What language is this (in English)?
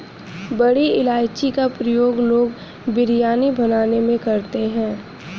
Hindi